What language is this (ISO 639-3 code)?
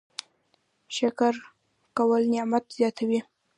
pus